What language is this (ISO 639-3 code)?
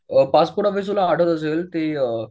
mar